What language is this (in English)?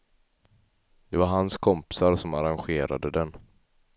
Swedish